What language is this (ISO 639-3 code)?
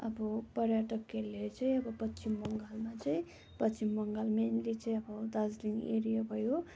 nep